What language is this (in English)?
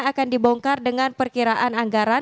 Indonesian